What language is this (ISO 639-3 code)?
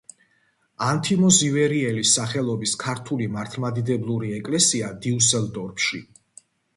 kat